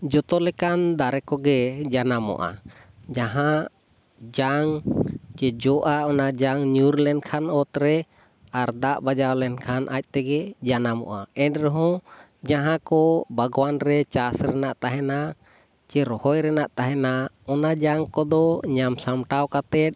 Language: Santali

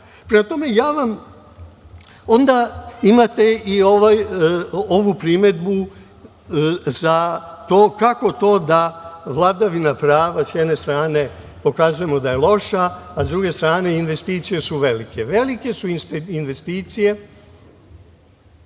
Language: Serbian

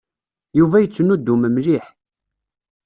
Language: Kabyle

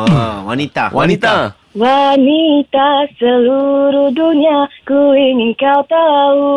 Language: Malay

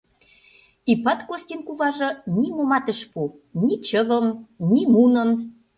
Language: Mari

